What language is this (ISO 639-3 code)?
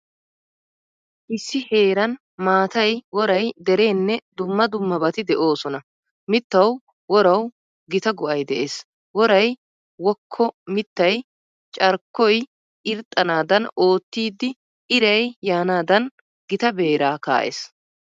wal